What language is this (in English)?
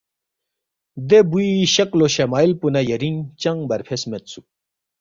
Balti